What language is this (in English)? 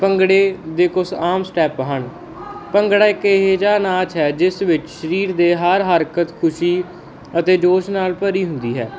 Punjabi